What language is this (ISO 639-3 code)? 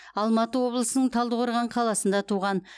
kaz